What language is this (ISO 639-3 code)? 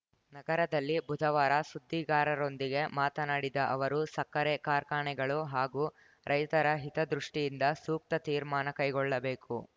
kan